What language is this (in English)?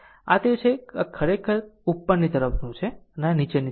Gujarati